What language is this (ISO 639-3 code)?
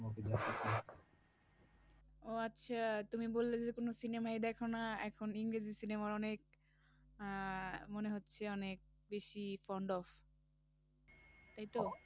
ben